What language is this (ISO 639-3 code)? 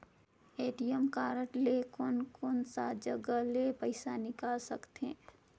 hne